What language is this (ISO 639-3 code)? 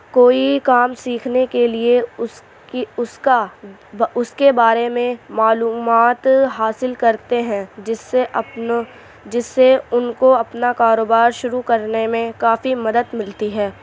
urd